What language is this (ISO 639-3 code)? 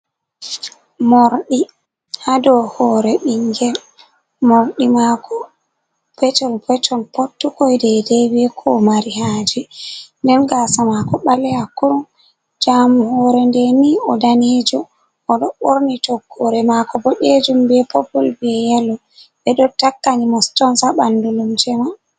ful